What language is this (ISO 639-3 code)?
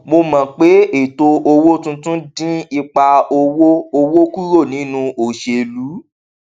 yor